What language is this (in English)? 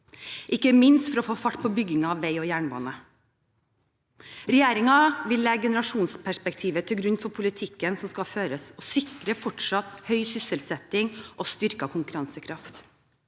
Norwegian